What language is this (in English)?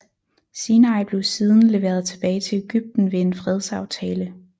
Danish